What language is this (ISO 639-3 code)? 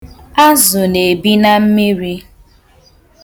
ibo